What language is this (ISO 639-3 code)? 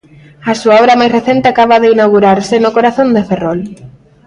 glg